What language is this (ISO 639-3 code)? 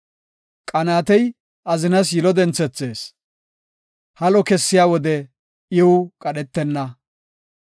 gof